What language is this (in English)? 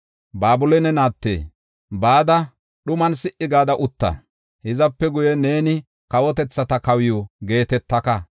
Gofa